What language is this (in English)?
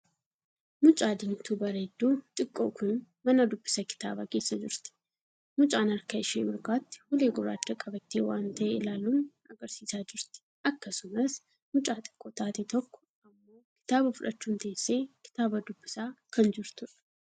Oromo